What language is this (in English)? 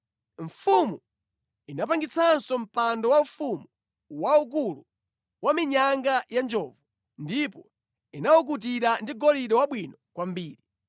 Nyanja